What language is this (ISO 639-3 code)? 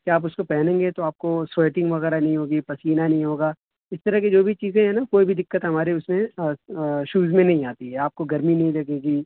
urd